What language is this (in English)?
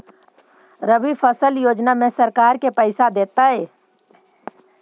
Magahi